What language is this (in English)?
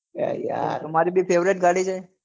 Gujarati